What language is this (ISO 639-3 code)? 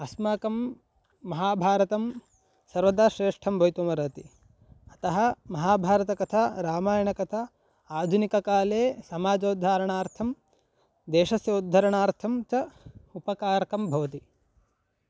san